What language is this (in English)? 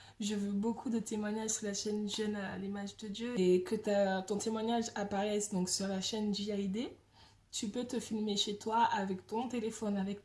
French